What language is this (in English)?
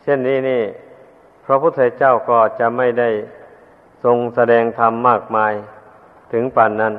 Thai